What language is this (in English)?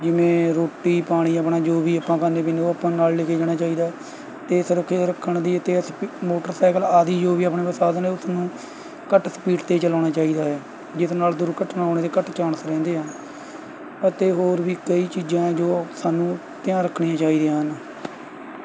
Punjabi